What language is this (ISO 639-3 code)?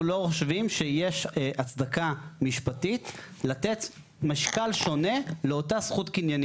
heb